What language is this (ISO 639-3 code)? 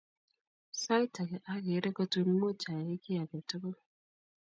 kln